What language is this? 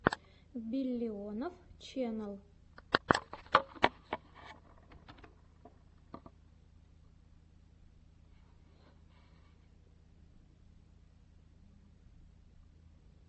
Russian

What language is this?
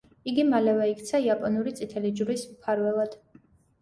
Georgian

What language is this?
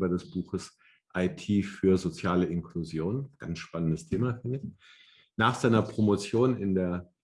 German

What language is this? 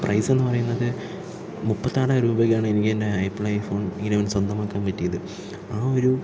Malayalam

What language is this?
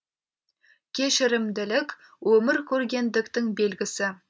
Kazakh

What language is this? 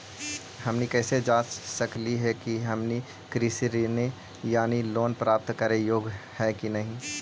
Magahi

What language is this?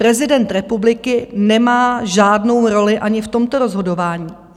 Czech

